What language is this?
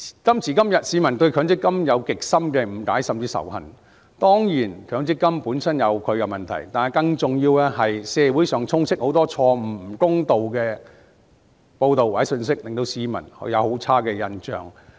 Cantonese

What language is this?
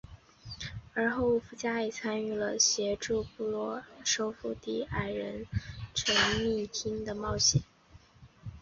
Chinese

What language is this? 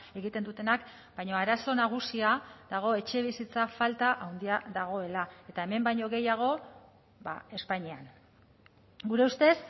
Basque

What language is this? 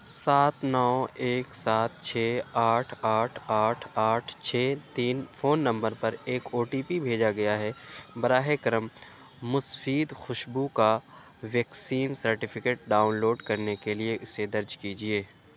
Urdu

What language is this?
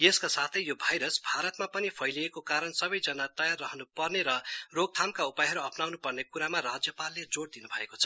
Nepali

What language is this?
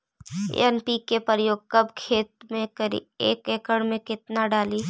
Magahi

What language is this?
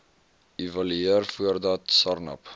Afrikaans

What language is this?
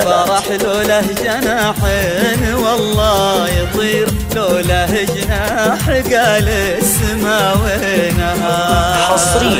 Arabic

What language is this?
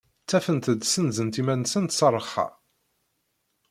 Kabyle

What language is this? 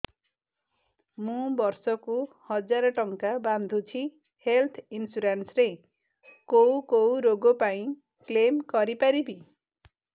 Odia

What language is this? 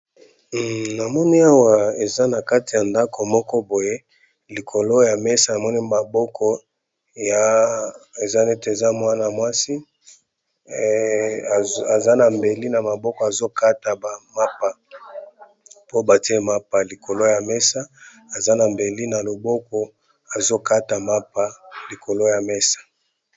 Lingala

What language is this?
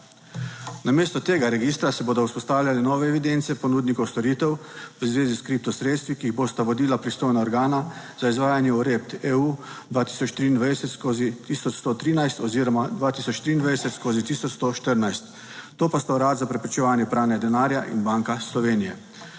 Slovenian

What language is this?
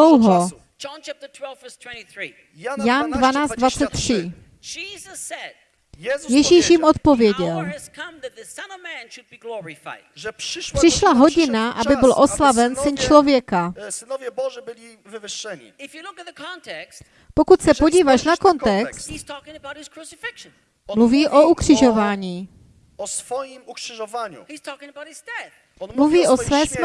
Czech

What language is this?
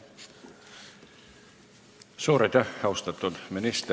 Estonian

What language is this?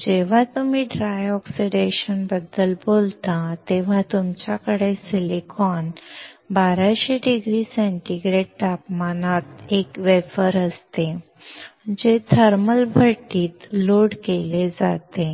Marathi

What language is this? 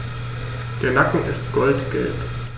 German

